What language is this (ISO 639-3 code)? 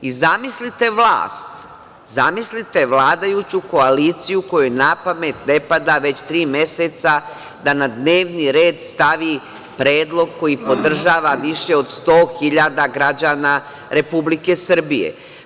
srp